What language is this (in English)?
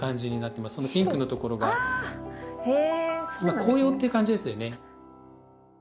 Japanese